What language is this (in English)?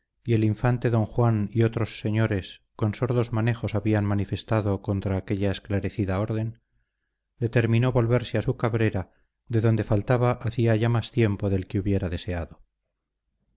Spanish